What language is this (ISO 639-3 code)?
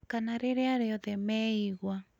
kik